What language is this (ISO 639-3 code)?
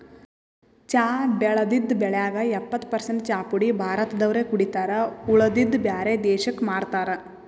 kan